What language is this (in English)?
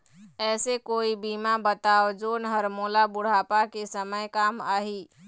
Chhattisgarhi